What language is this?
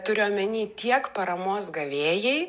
Lithuanian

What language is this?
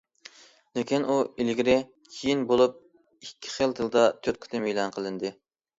Uyghur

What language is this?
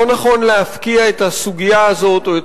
Hebrew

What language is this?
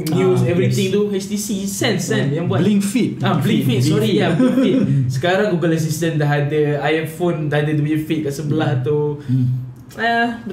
Malay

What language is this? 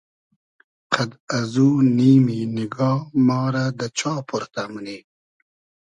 Hazaragi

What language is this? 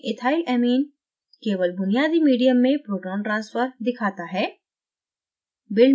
Hindi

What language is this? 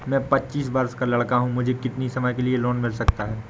Hindi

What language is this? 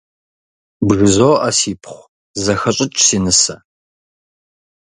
Kabardian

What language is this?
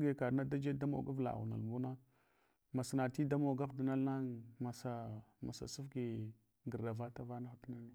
Hwana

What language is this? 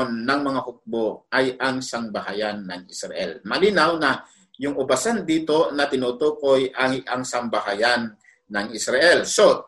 Filipino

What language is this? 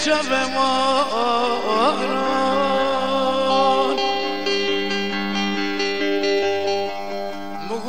Arabic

